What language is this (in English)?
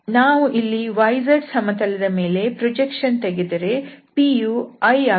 Kannada